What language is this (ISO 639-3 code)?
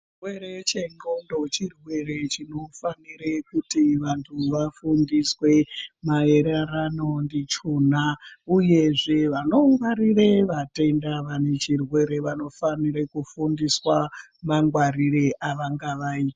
ndc